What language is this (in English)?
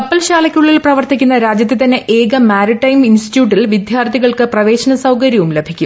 Malayalam